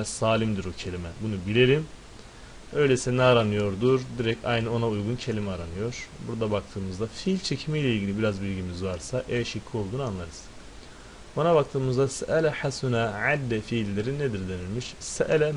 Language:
Turkish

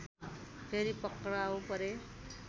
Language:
Nepali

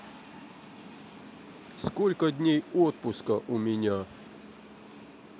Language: Russian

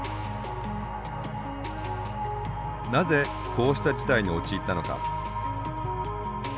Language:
Japanese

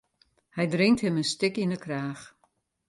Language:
Western Frisian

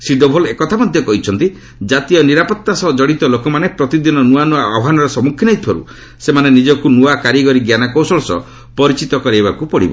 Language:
Odia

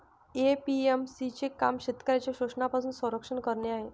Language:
Marathi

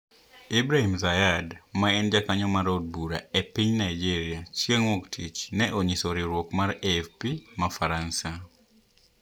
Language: Luo (Kenya and Tanzania)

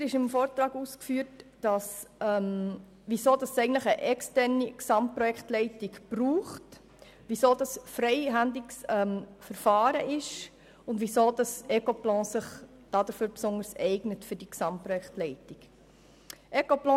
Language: Swiss German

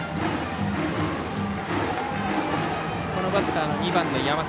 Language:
Japanese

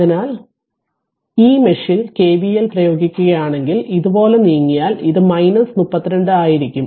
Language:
Malayalam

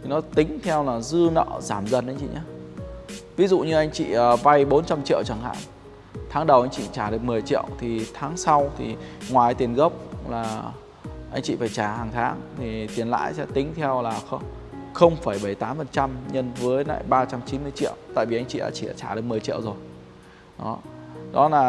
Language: Vietnamese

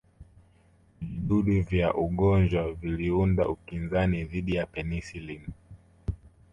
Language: Swahili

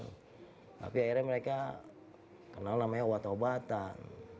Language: Indonesian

